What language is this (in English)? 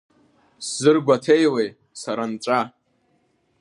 Abkhazian